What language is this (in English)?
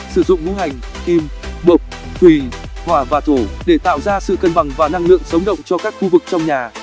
Vietnamese